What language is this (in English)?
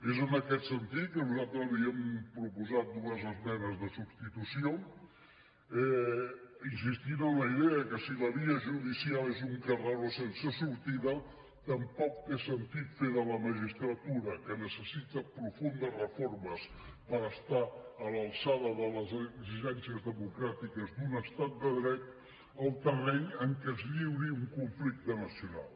Catalan